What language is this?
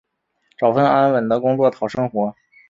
Chinese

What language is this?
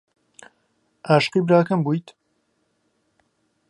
Central Kurdish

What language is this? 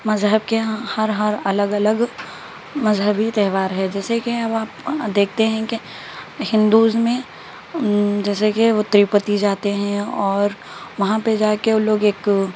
Urdu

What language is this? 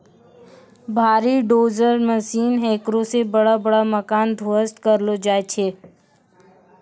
Maithili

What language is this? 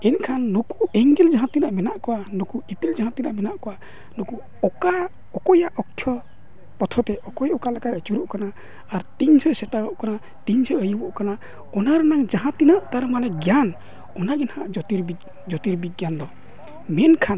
Santali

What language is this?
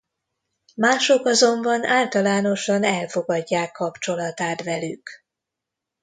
Hungarian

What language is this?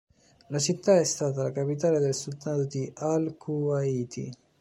Italian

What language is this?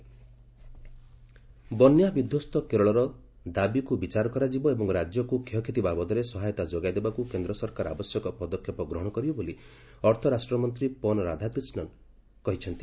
Odia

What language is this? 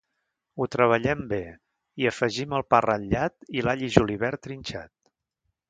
Catalan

